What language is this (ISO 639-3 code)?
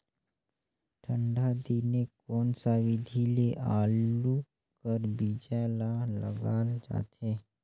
hne